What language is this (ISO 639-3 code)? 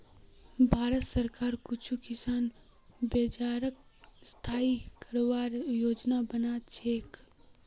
mag